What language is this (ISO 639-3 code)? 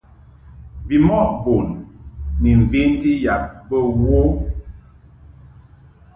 mhk